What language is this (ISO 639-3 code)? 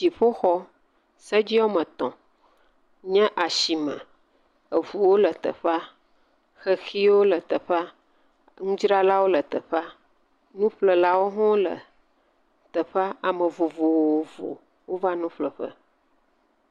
ewe